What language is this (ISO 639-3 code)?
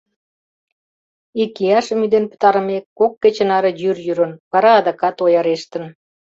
chm